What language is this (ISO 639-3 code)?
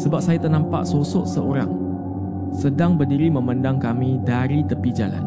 msa